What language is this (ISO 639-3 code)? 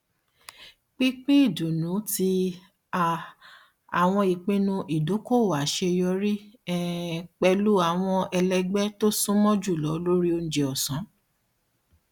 yor